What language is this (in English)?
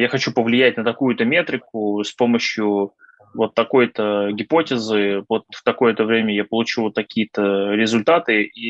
Russian